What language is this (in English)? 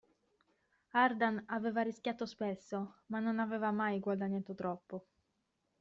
Italian